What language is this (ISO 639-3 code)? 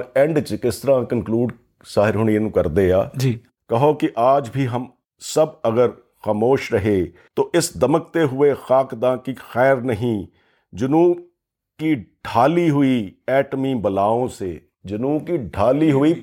pan